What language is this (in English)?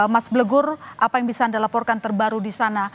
Indonesian